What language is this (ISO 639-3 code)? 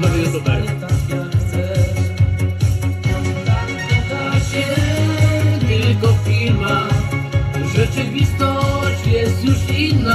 pol